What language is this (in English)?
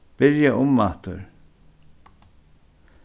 Faroese